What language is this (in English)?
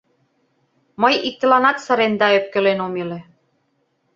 Mari